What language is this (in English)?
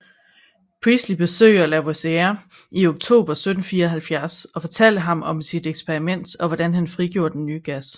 Danish